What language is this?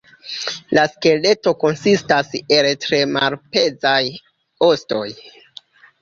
Esperanto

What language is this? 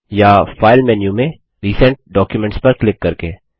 Hindi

